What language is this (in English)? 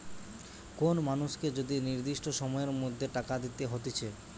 Bangla